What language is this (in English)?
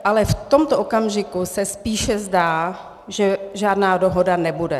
Czech